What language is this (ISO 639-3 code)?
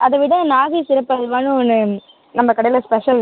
tam